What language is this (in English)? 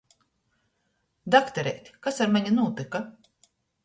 Latgalian